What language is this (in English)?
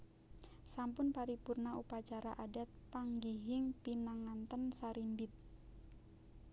Javanese